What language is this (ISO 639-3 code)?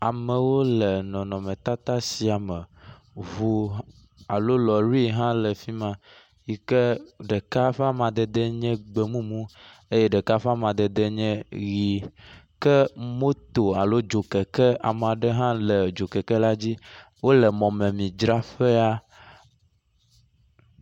ewe